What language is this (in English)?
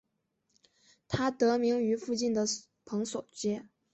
Chinese